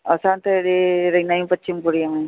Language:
Sindhi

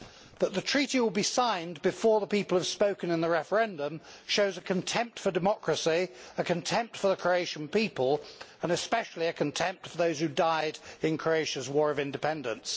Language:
English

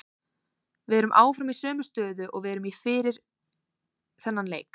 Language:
Icelandic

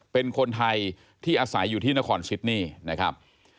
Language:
Thai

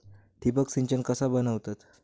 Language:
Marathi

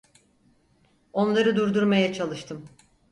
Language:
Turkish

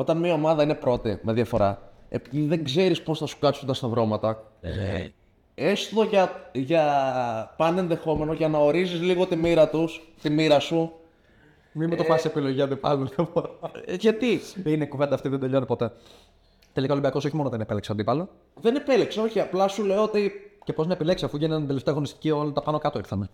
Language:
Greek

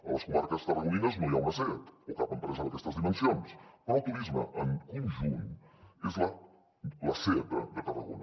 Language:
Catalan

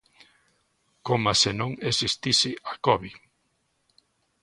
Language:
Galician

